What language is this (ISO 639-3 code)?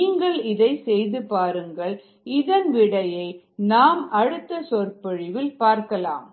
tam